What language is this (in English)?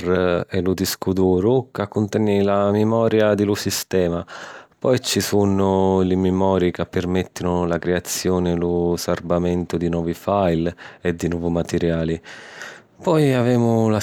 Sicilian